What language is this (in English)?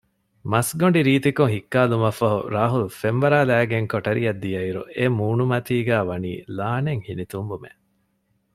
Divehi